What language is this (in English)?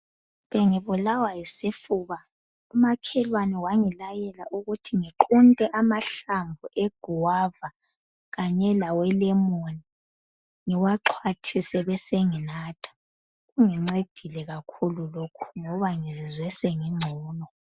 North Ndebele